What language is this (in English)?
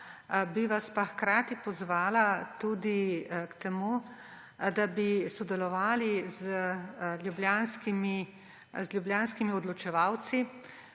Slovenian